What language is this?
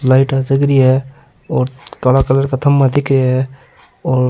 Rajasthani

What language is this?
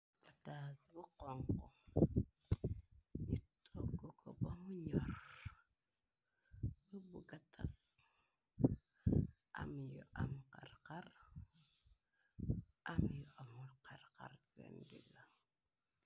Wolof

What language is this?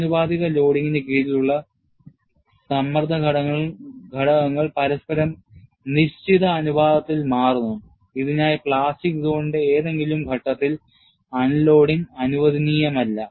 Malayalam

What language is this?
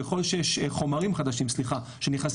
Hebrew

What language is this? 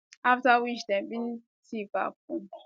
Nigerian Pidgin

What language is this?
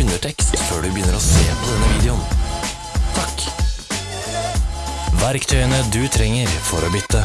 Norwegian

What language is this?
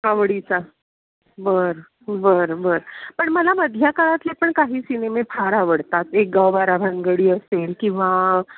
Marathi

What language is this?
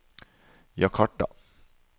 Norwegian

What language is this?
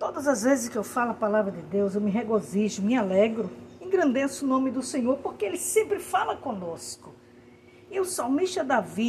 Portuguese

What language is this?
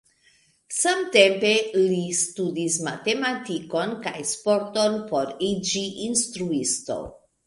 Esperanto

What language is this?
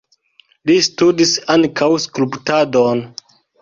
Esperanto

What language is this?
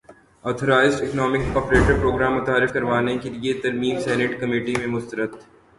Urdu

